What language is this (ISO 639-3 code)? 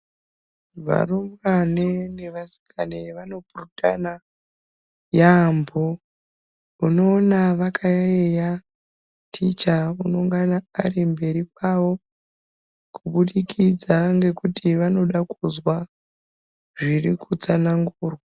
ndc